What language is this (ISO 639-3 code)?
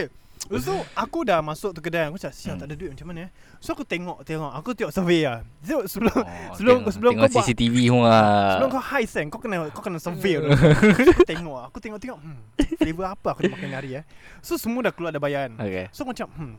msa